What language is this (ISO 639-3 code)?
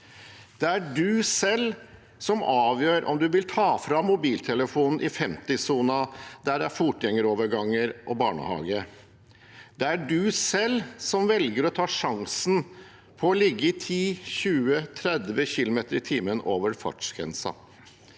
nor